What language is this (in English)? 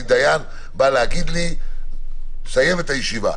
Hebrew